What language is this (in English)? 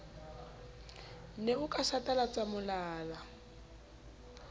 Southern Sotho